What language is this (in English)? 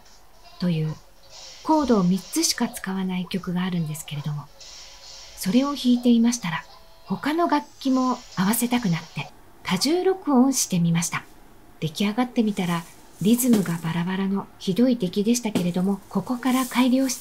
Japanese